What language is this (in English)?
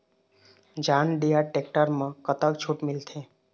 Chhattisgarhi